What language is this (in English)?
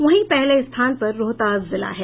Hindi